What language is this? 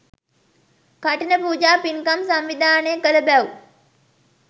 Sinhala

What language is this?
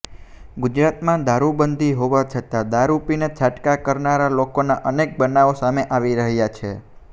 Gujarati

